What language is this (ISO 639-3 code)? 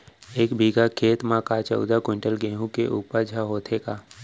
hne